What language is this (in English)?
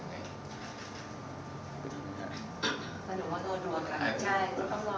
Thai